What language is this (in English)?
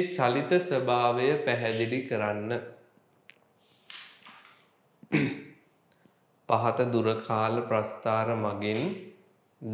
Hindi